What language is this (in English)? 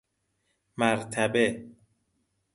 Persian